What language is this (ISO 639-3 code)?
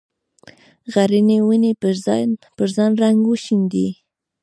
pus